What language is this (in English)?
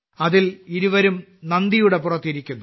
Malayalam